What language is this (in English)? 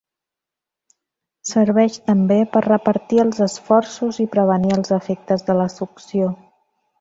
Catalan